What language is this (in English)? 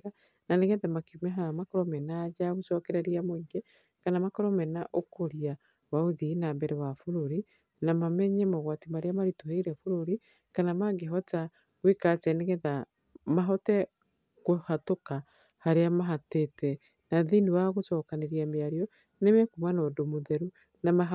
Kikuyu